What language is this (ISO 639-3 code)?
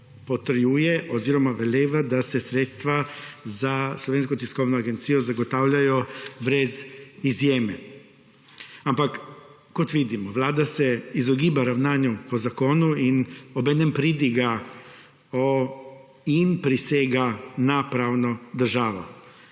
slv